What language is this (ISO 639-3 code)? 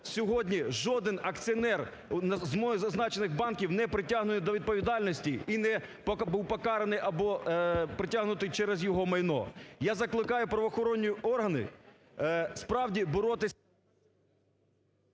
ukr